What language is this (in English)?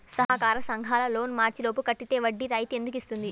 Telugu